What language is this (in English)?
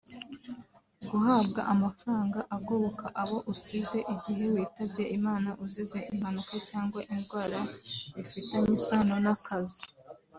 Kinyarwanda